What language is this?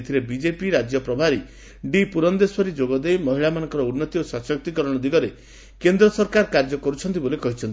Odia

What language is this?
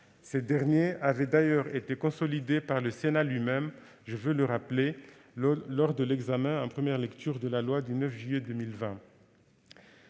French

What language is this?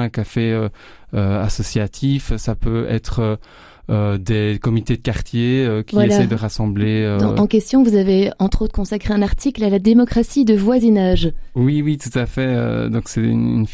French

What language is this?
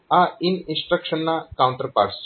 Gujarati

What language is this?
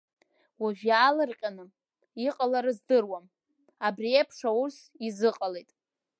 Abkhazian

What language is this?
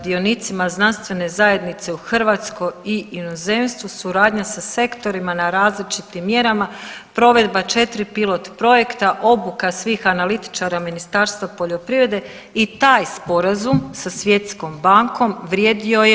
Croatian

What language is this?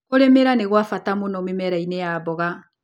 Kikuyu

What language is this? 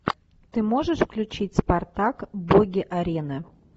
Russian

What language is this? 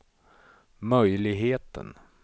Swedish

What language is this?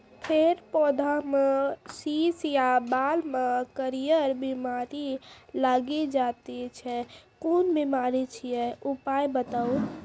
Maithili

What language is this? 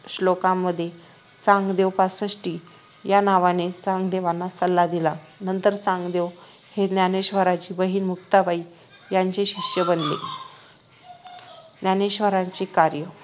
Marathi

